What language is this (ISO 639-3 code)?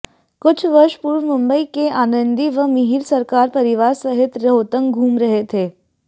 hin